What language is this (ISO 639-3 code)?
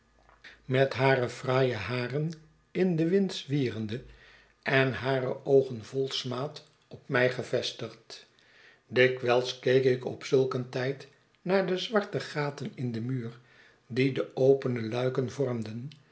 nld